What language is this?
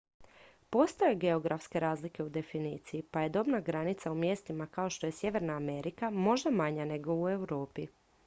Croatian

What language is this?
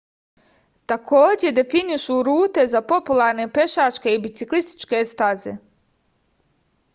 Serbian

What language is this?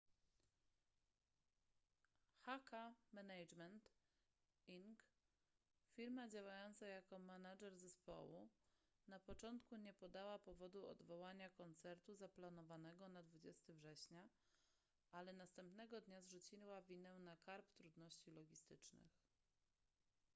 Polish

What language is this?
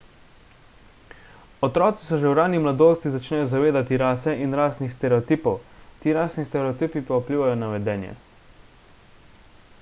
Slovenian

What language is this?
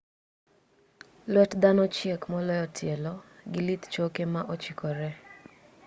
Luo (Kenya and Tanzania)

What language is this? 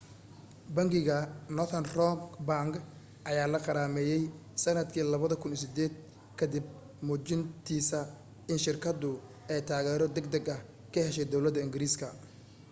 Somali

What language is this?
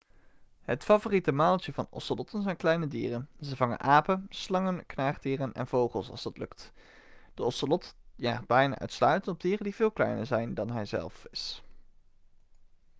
Dutch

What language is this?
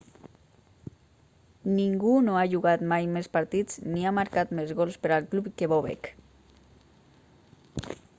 Catalan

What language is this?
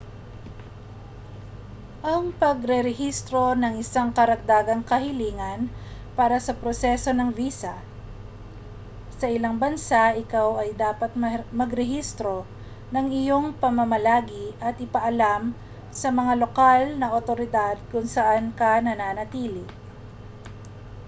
Filipino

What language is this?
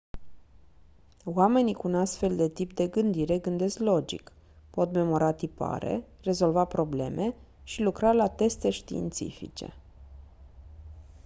Romanian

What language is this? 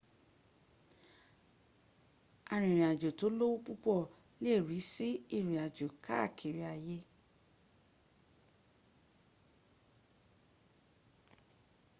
Yoruba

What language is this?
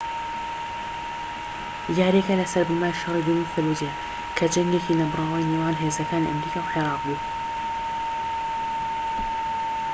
Central Kurdish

